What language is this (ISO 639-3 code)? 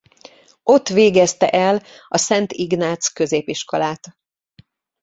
hun